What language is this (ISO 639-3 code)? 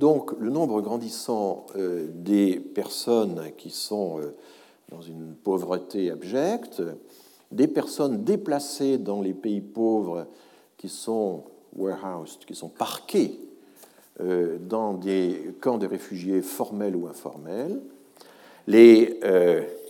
fra